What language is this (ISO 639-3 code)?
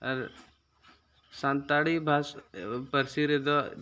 sat